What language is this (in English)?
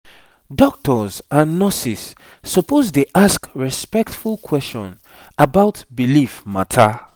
Nigerian Pidgin